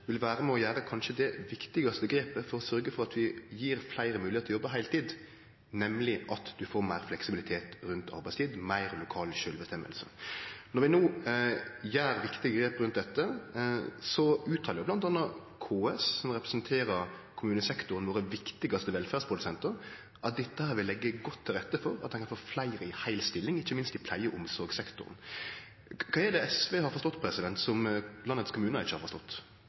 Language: Norwegian Nynorsk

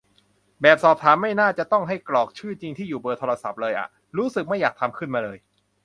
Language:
Thai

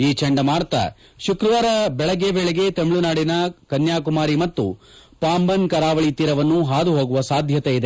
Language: Kannada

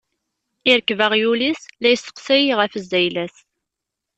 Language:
Kabyle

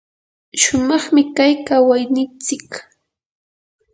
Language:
Yanahuanca Pasco Quechua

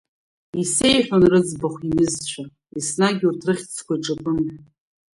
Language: Abkhazian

